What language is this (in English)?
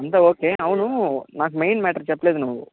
Telugu